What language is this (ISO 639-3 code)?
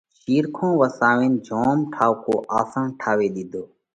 kvx